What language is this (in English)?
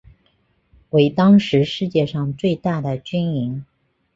Chinese